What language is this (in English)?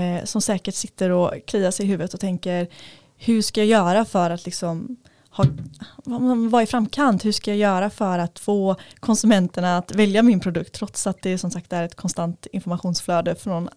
Swedish